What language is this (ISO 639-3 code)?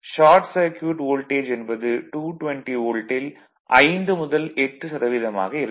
tam